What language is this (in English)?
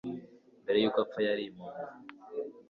Kinyarwanda